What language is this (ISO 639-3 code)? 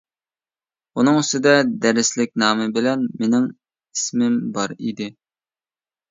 uig